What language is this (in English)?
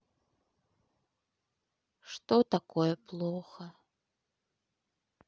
Russian